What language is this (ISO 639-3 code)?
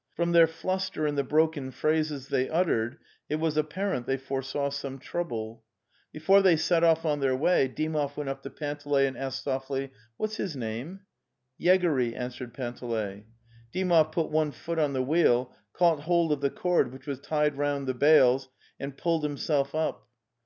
eng